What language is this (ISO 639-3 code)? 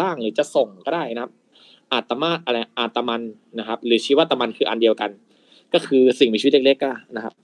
tha